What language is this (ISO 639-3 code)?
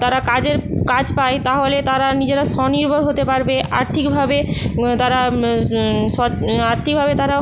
ben